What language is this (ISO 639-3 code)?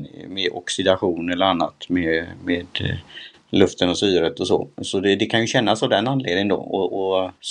swe